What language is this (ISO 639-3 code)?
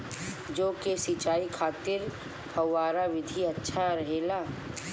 bho